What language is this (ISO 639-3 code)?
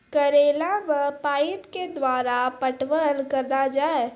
mai